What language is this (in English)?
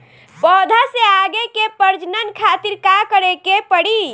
Bhojpuri